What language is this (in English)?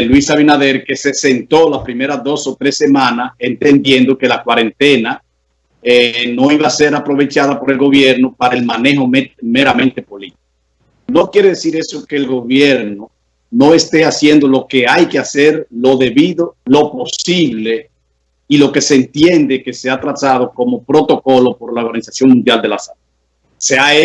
Spanish